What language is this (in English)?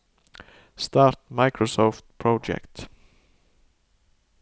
Norwegian